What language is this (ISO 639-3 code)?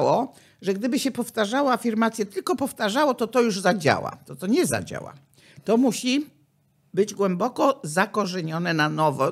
pol